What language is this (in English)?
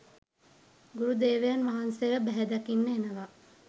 Sinhala